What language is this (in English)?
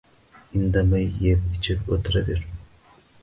Uzbek